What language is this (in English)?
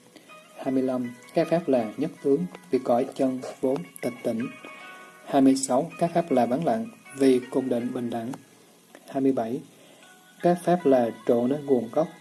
Vietnamese